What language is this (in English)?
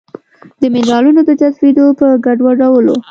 Pashto